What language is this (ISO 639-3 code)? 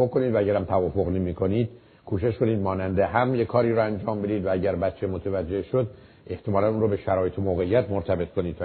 fas